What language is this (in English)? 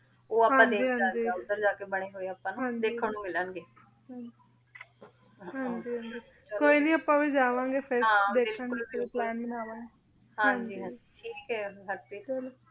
Punjabi